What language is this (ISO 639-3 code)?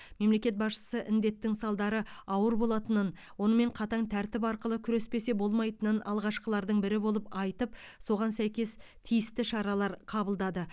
kaz